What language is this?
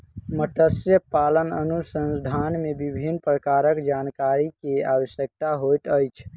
Maithili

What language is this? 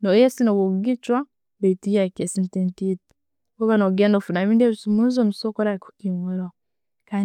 Tooro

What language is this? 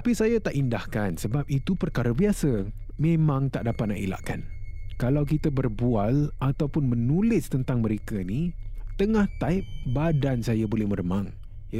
Malay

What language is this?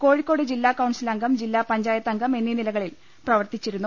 Malayalam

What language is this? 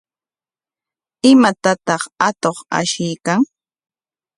Corongo Ancash Quechua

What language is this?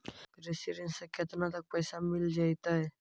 Magahi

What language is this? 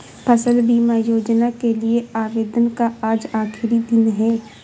Hindi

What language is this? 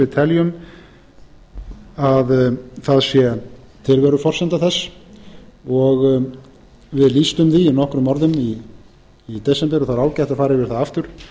Icelandic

